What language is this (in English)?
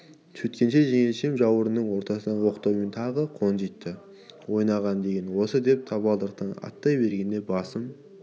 Kazakh